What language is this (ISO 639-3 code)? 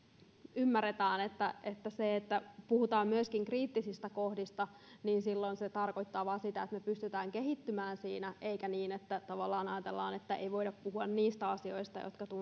fin